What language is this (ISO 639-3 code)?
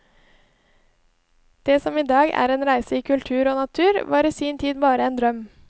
nor